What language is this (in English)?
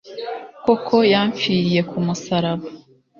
Kinyarwanda